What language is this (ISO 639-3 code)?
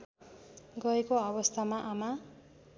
nep